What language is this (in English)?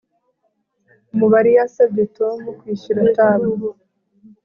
Kinyarwanda